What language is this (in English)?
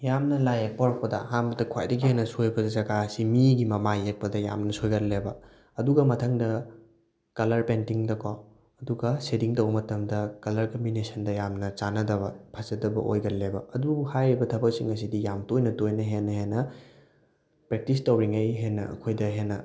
Manipuri